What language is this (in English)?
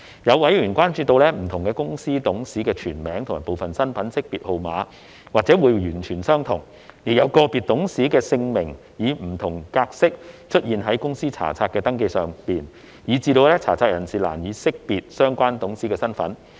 Cantonese